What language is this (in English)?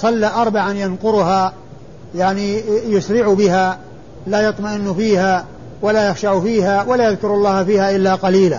Arabic